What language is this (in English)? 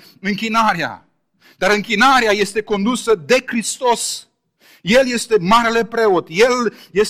Romanian